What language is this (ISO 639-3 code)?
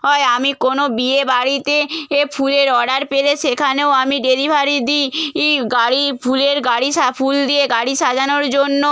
ben